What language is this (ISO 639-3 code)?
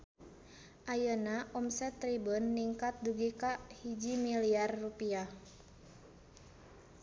sun